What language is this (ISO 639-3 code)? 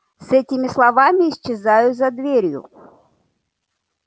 rus